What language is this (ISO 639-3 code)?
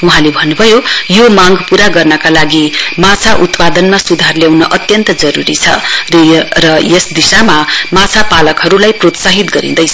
nep